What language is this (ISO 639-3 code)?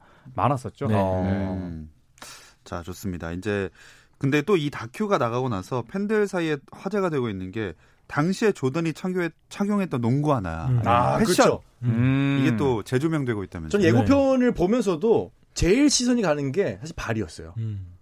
kor